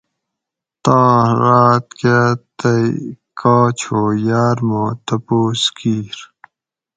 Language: Gawri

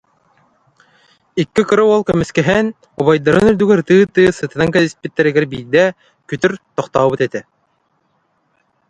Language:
Yakut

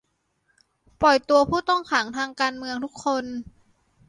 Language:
Thai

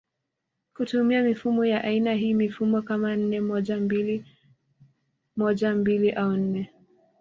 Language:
Swahili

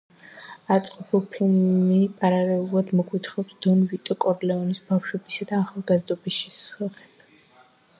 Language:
Georgian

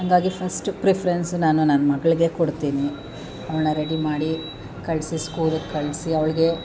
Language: Kannada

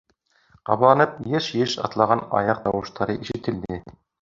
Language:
Bashkir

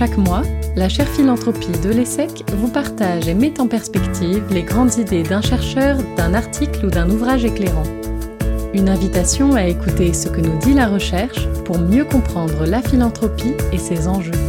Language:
French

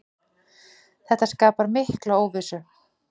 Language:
Icelandic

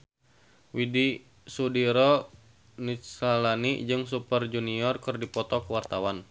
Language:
Sundanese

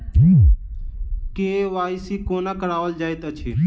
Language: Maithili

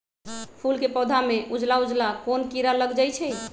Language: Magahi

